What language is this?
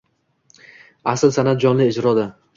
Uzbek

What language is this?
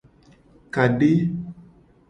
Gen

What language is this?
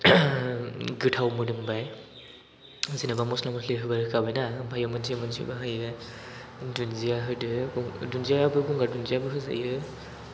Bodo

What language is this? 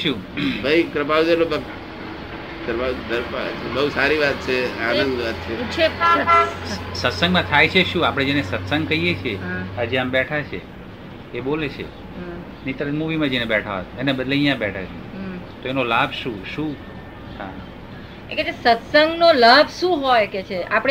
Gujarati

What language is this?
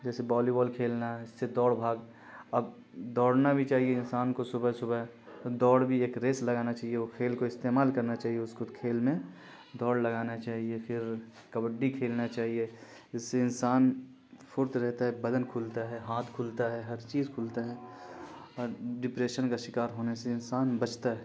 Urdu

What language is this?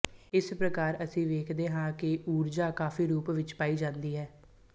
Punjabi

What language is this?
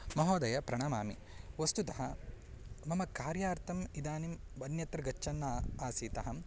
Sanskrit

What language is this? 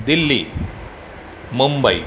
Sindhi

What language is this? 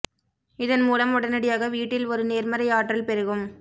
Tamil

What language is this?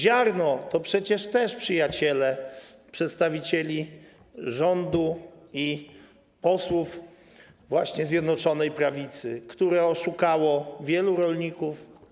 Polish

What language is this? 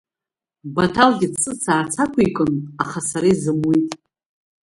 Abkhazian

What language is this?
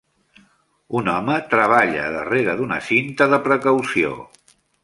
Catalan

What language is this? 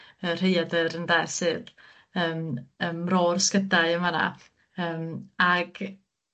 Welsh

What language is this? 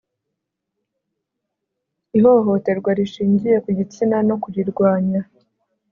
Kinyarwanda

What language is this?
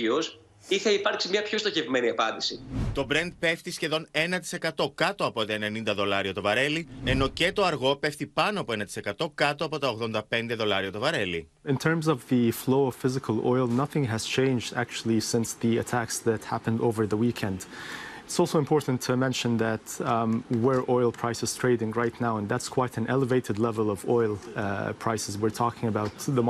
Greek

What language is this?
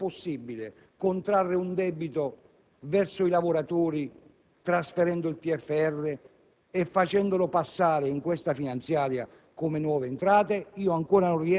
Italian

